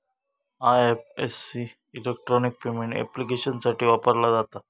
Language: Marathi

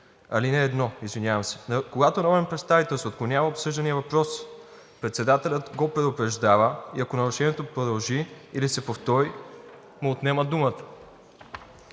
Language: Bulgarian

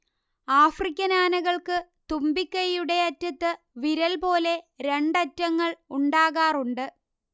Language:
Malayalam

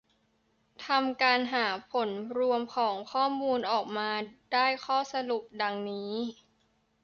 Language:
Thai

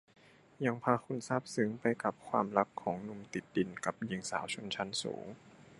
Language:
Thai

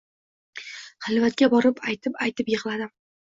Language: Uzbek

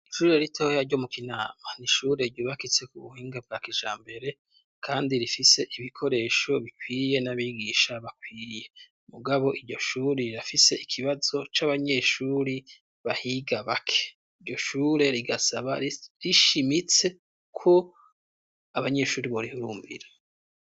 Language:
Rundi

